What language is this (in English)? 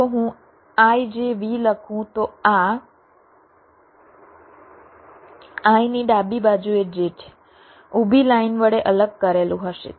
Gujarati